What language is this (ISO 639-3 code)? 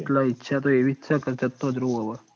guj